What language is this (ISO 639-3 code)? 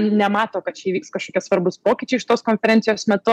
lit